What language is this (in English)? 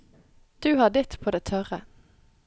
Norwegian